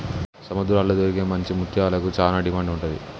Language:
Telugu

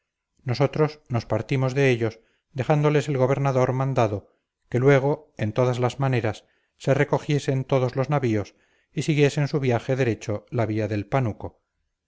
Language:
Spanish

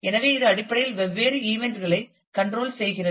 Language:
Tamil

